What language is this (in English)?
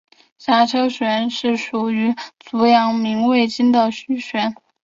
Chinese